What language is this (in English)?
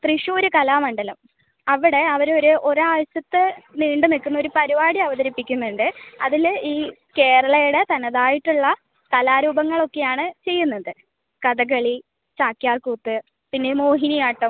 Malayalam